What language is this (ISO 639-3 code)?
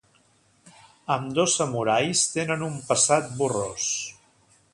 cat